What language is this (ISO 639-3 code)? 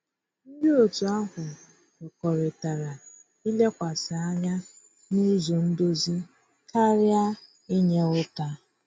ibo